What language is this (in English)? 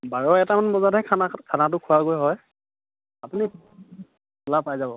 Assamese